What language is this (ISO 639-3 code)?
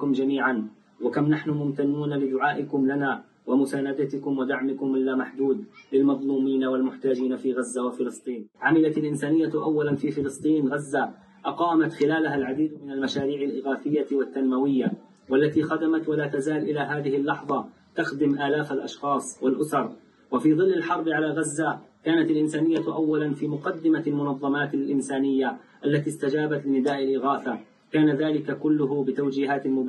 ara